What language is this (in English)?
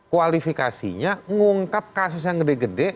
Indonesian